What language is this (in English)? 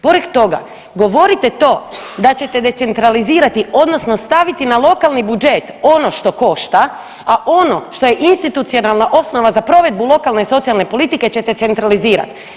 Croatian